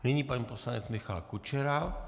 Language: Czech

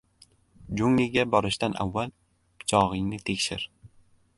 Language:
Uzbek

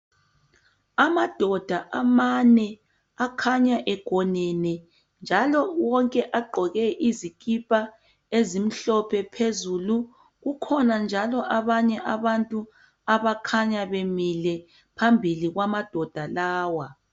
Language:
North Ndebele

